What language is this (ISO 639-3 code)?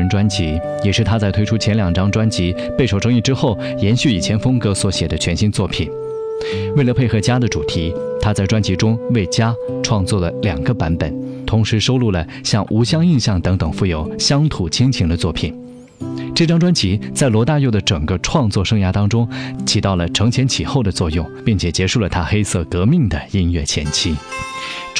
zho